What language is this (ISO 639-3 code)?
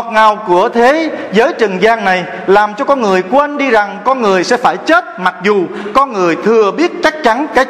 vie